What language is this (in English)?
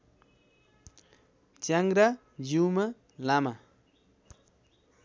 Nepali